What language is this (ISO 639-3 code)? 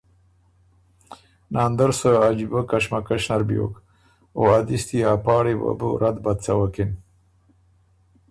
oru